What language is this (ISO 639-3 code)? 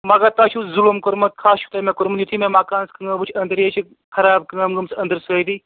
kas